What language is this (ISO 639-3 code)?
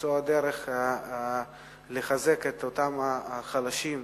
heb